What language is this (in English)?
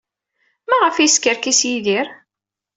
Kabyle